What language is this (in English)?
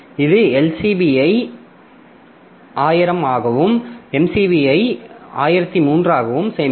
Tamil